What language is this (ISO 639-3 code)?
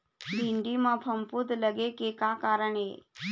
hne